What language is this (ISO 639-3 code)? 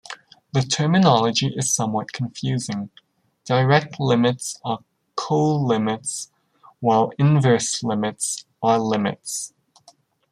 eng